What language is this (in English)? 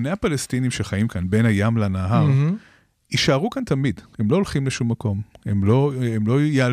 Hebrew